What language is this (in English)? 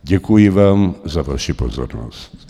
Czech